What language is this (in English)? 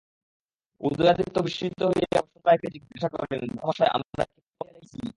Bangla